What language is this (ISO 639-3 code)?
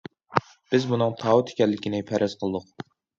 uig